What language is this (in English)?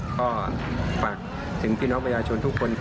Thai